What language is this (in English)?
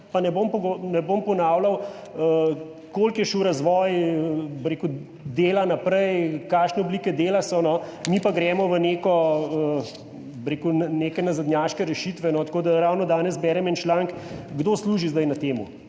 Slovenian